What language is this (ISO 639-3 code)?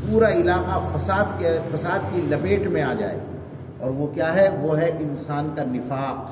urd